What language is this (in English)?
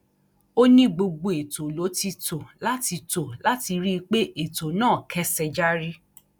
Yoruba